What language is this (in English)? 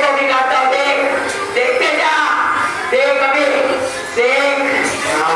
Tamil